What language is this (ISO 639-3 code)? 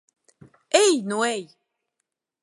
lav